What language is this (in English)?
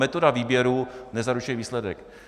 Czech